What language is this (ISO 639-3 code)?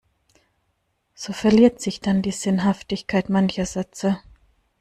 deu